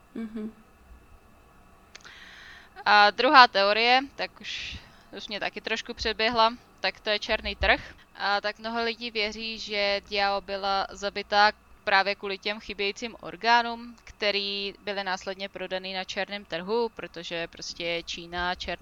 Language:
Czech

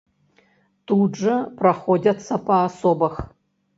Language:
Belarusian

